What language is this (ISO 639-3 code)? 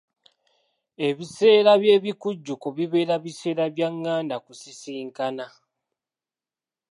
lug